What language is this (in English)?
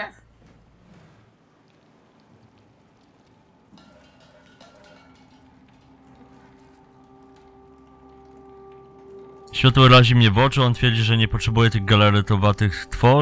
Polish